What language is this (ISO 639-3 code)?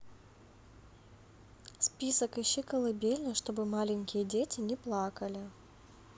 rus